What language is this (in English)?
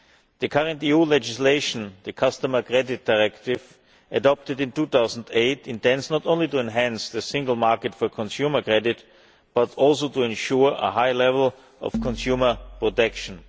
English